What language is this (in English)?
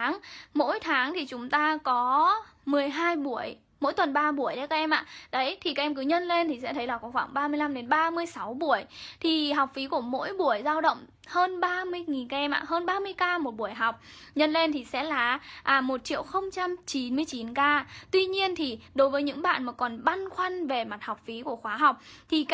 Vietnamese